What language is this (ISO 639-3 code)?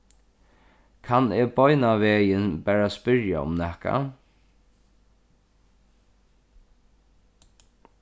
fao